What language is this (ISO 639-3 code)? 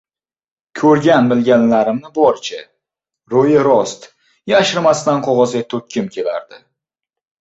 uzb